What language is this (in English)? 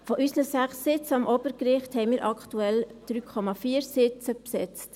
Swiss German